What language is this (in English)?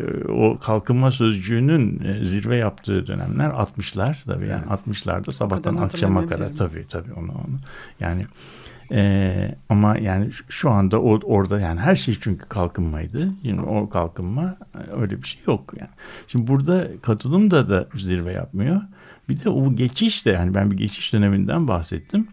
Turkish